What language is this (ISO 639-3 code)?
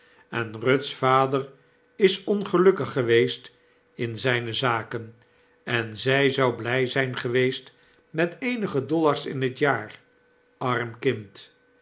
nld